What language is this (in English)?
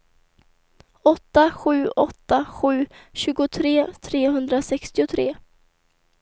Swedish